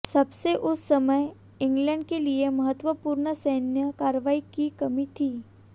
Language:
Hindi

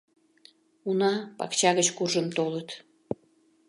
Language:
Mari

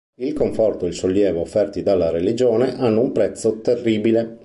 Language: Italian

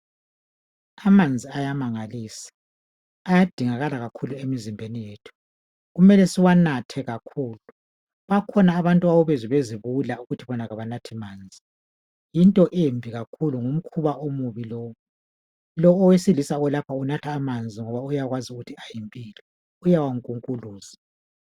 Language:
North Ndebele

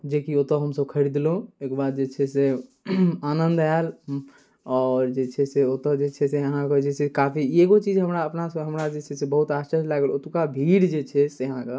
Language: Maithili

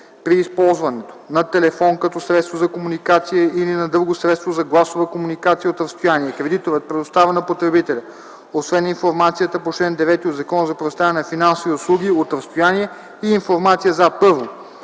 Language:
Bulgarian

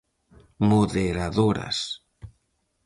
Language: Galician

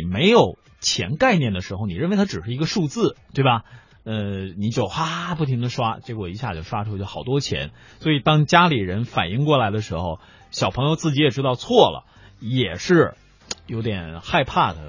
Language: Chinese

